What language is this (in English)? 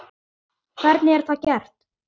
Icelandic